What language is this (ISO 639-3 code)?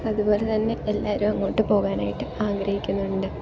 mal